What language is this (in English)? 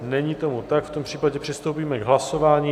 Czech